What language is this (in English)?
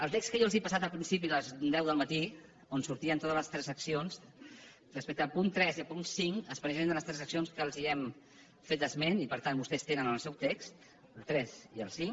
Catalan